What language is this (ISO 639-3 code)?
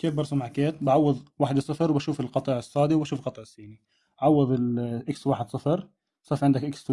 ara